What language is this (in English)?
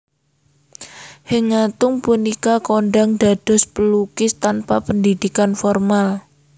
Javanese